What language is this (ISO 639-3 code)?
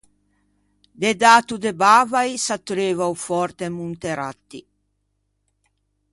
lij